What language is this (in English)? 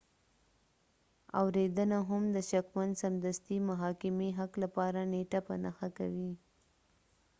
Pashto